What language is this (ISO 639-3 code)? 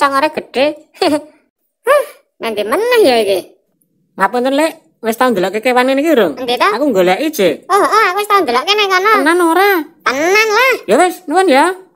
ind